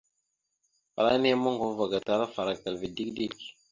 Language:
Mada (Cameroon)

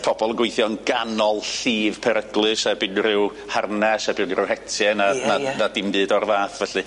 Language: Welsh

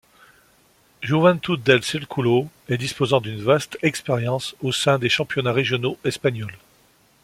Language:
French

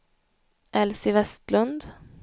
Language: Swedish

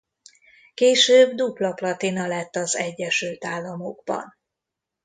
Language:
Hungarian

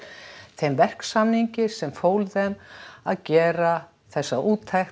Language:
Icelandic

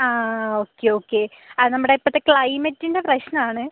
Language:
Malayalam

